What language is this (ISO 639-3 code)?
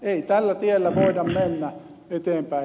fin